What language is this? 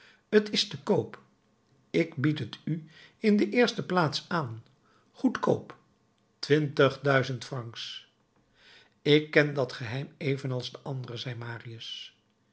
Dutch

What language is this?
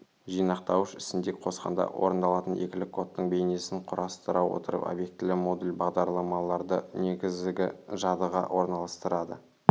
Kazakh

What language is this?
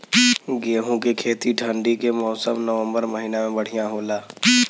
Bhojpuri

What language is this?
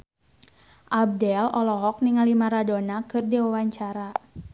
Sundanese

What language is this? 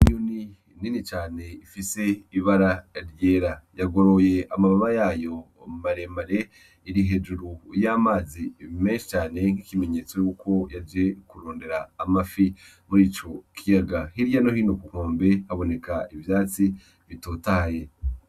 Rundi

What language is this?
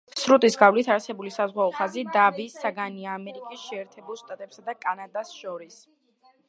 Georgian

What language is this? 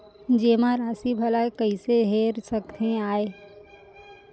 Chhattisgarhi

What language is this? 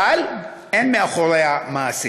Hebrew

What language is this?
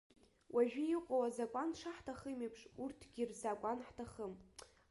Abkhazian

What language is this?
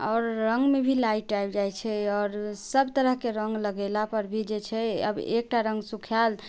Maithili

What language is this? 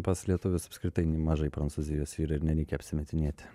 Lithuanian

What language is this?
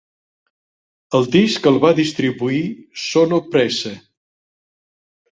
Catalan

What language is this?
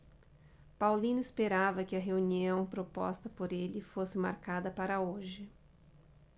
Portuguese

